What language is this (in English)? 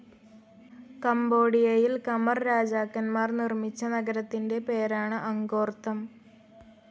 Malayalam